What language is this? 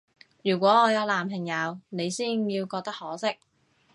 Cantonese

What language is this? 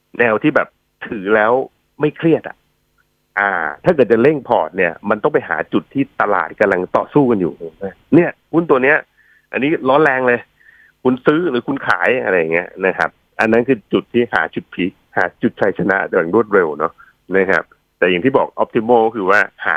Thai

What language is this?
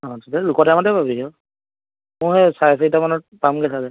Assamese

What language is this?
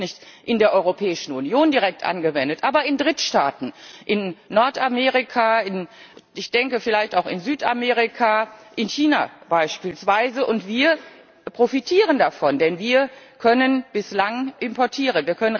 German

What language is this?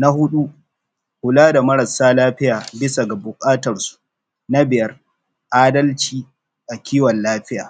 Hausa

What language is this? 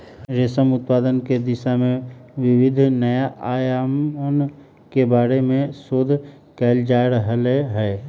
Magahi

